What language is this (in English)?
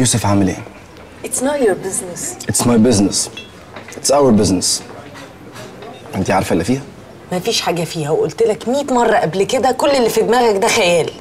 Arabic